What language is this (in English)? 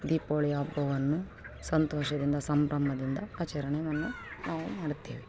Kannada